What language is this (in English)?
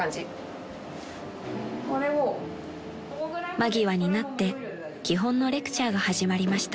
Japanese